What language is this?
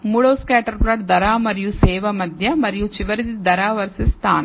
Telugu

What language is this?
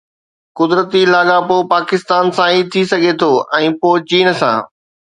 Sindhi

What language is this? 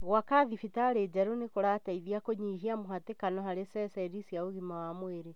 Kikuyu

